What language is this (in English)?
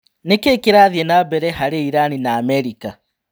Kikuyu